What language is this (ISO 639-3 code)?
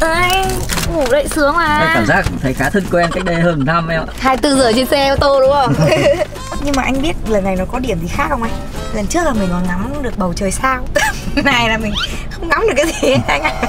vie